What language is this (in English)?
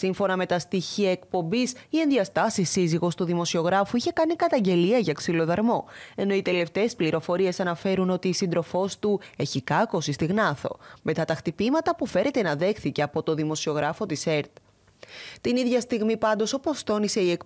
Greek